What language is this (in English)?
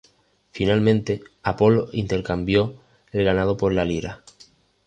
Spanish